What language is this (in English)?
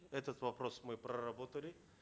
Kazakh